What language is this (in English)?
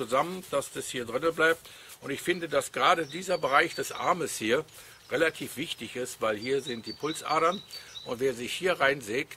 German